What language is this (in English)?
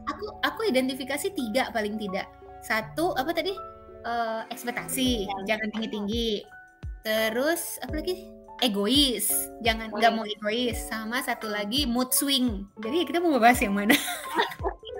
Indonesian